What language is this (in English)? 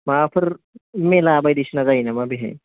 Bodo